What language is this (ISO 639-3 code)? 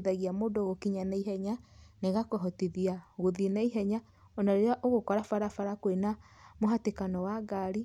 kik